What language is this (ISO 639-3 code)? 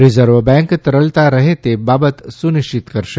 guj